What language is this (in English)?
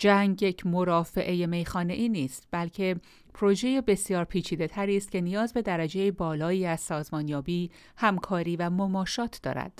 Persian